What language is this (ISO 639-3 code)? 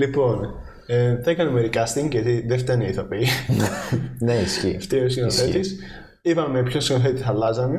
ell